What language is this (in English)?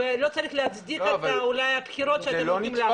Hebrew